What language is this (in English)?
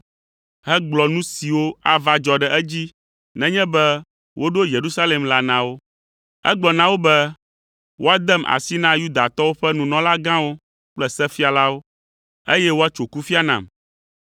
Ewe